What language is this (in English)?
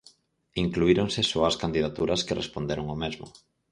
Galician